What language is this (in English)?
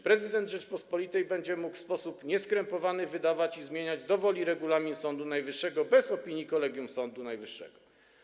Polish